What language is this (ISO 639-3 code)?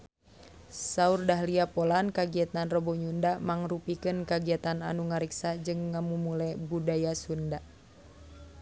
sun